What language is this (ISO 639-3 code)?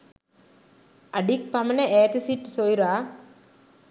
sin